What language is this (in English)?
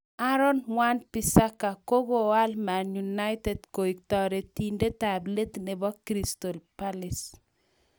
Kalenjin